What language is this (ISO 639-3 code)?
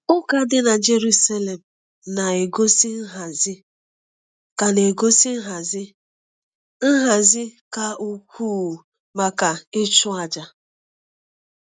ibo